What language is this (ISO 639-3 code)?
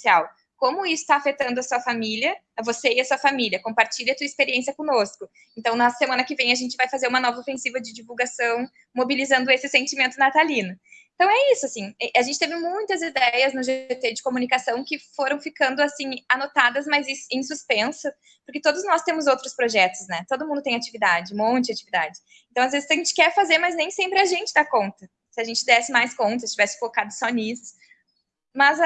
por